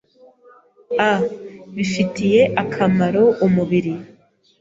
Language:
Kinyarwanda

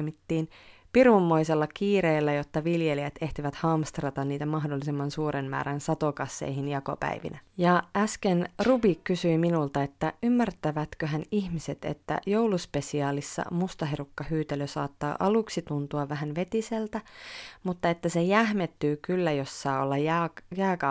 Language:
Finnish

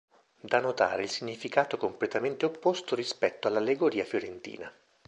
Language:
Italian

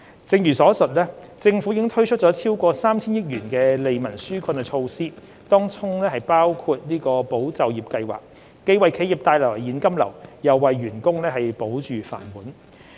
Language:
Cantonese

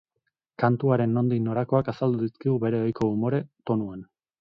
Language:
Basque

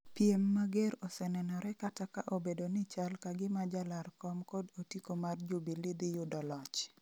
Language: Luo (Kenya and Tanzania)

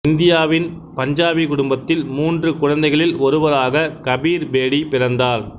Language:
Tamil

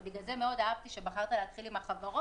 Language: Hebrew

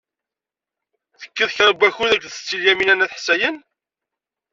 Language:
Kabyle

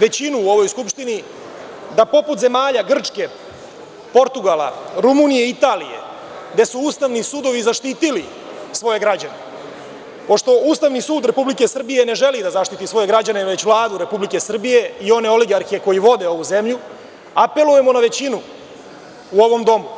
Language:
Serbian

